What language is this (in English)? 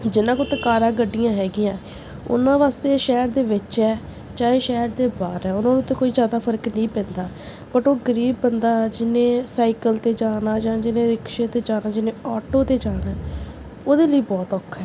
Punjabi